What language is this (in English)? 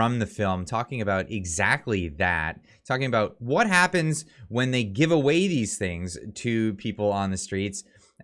English